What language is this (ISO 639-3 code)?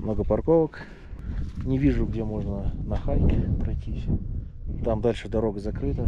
rus